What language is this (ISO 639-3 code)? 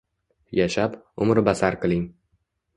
uzb